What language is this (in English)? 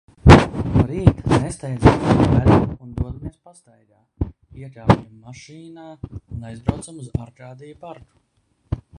Latvian